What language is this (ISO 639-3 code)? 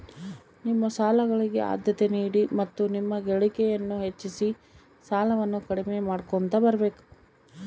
kan